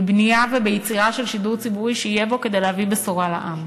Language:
Hebrew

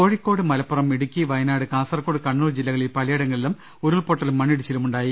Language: Malayalam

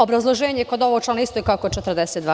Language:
Serbian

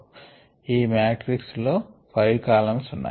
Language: Telugu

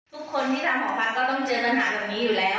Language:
Thai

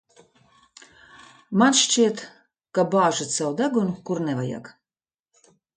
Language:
Latvian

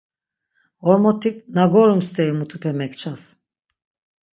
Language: Laz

